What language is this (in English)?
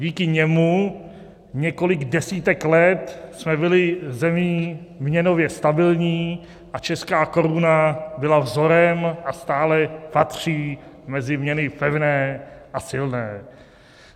Czech